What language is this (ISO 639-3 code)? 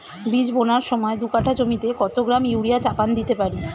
ben